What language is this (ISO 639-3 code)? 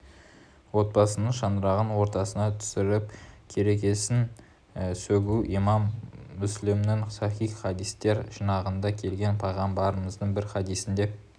kaz